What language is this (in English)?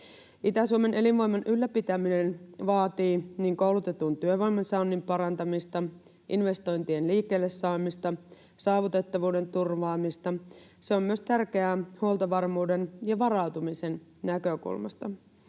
Finnish